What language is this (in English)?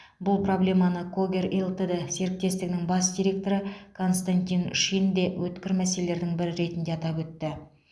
Kazakh